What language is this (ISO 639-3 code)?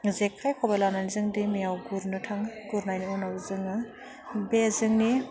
brx